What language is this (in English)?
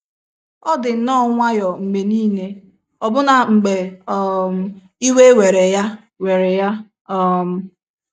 Igbo